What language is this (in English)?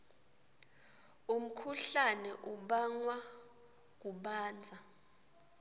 Swati